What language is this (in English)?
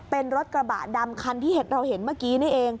Thai